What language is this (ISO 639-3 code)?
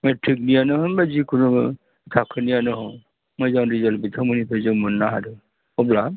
brx